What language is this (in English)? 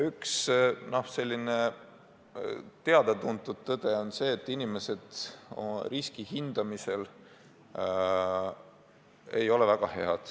Estonian